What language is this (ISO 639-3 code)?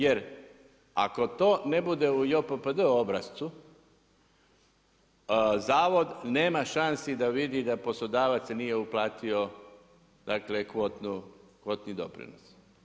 hrv